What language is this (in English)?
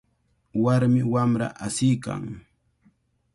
Cajatambo North Lima Quechua